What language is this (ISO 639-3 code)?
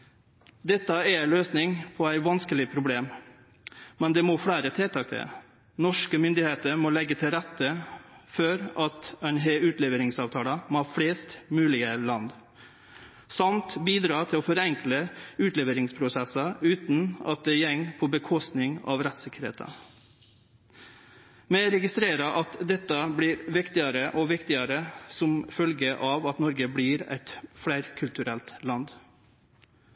nno